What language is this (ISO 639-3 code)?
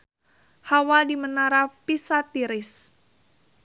sun